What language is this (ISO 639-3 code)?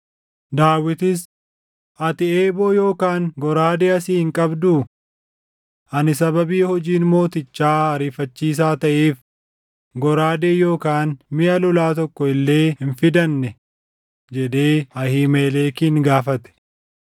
orm